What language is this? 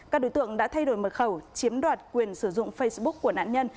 Vietnamese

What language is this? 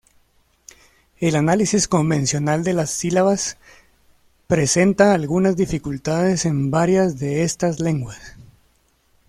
Spanish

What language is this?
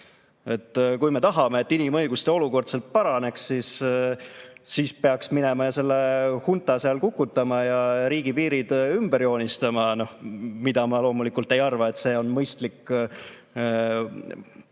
Estonian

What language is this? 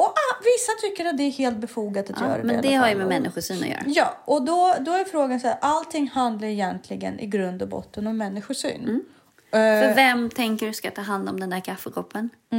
Swedish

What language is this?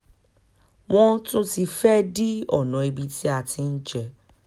Yoruba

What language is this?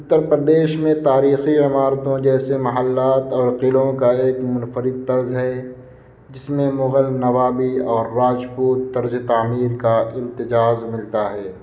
Urdu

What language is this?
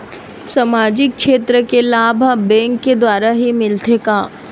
Chhattisgarhi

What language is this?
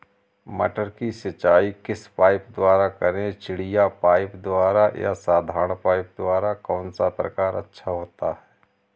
Hindi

